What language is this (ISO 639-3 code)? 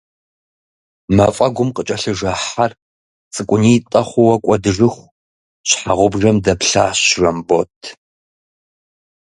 kbd